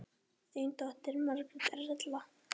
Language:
Icelandic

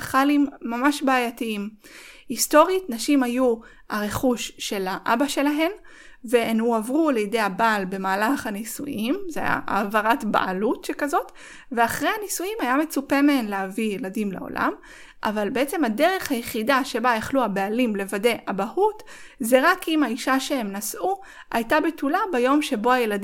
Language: Hebrew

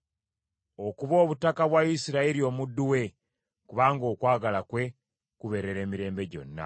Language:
Ganda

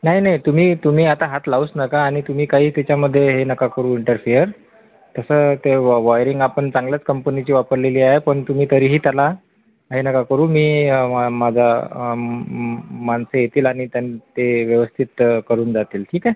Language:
Marathi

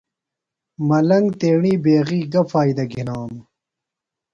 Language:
Phalura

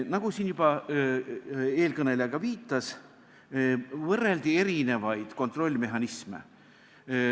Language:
Estonian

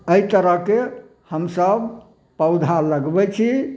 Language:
Maithili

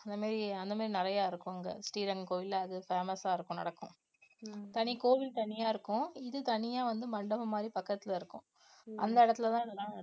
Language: Tamil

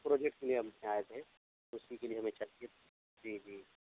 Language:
Urdu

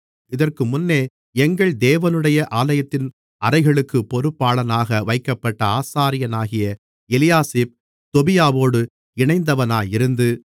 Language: Tamil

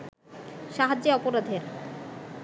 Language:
Bangla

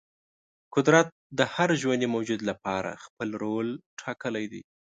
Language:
Pashto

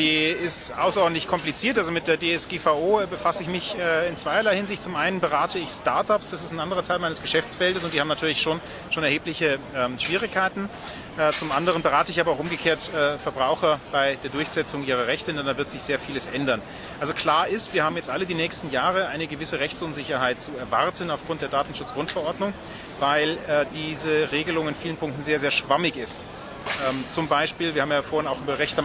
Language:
German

